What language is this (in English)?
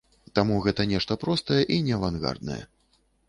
Belarusian